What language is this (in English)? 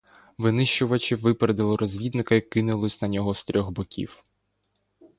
Ukrainian